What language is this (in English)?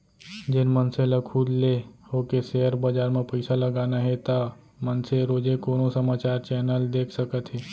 Chhattisgarhi